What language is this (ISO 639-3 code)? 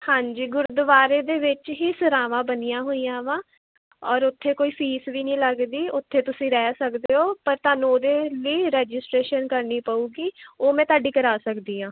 pan